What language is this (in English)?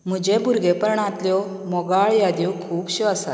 Konkani